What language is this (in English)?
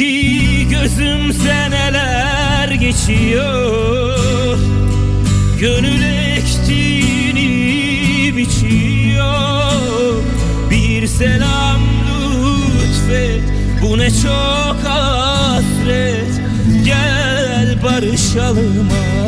Turkish